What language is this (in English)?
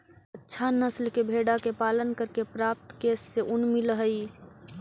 Magahi